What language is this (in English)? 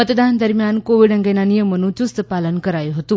Gujarati